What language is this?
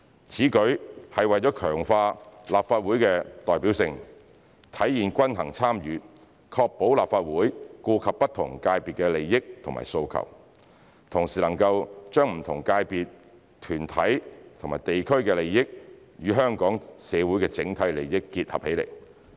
Cantonese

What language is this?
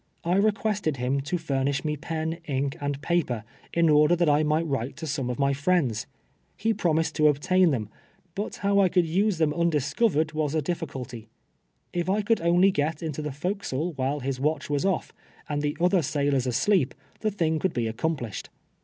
English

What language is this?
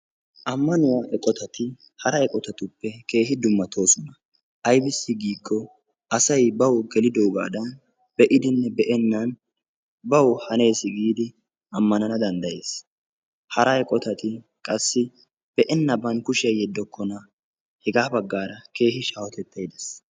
Wolaytta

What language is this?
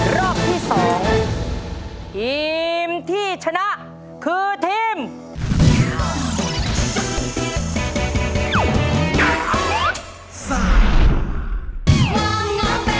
Thai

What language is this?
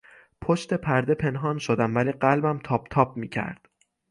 Persian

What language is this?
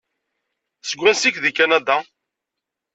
Kabyle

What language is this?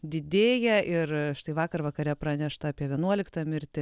Lithuanian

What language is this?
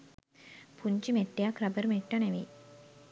Sinhala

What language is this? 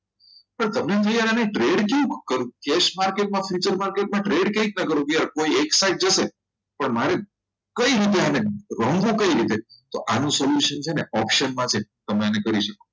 Gujarati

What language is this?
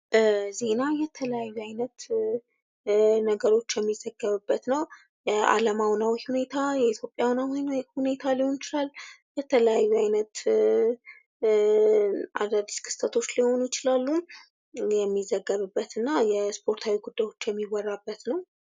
Amharic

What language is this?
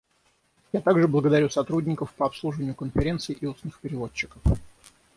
Russian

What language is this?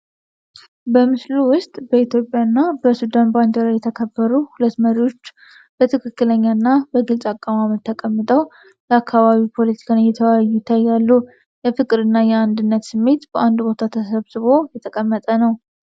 Amharic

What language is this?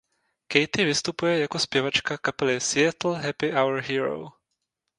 Czech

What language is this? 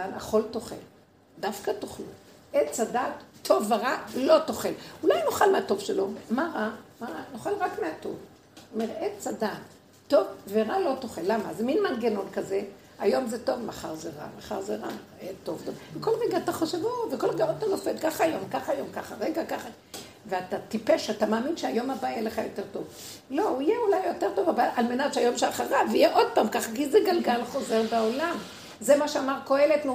Hebrew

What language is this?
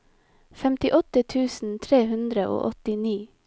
Norwegian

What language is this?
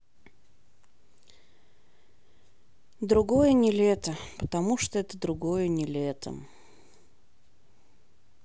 Russian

